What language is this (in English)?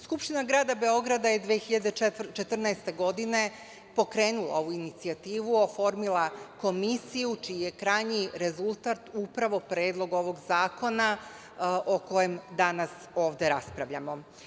Serbian